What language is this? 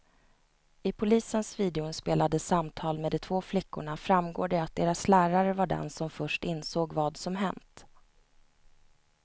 Swedish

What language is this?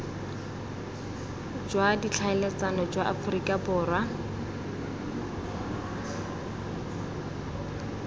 Tswana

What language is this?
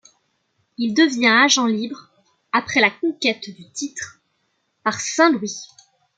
French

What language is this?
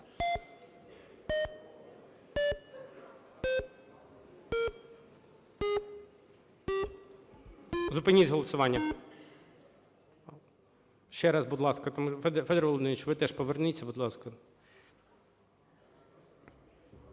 Ukrainian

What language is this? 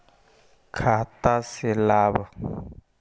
Magahi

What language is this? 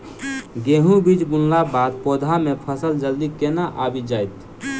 Maithili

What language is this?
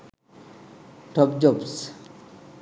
Sinhala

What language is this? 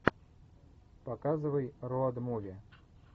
Russian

